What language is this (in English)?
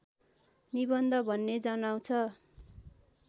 Nepali